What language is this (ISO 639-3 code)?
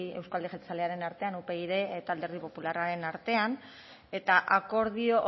eus